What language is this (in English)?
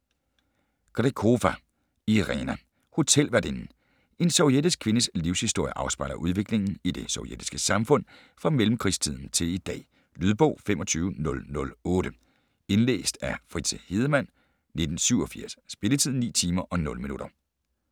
Danish